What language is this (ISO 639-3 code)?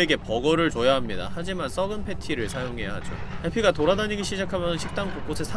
kor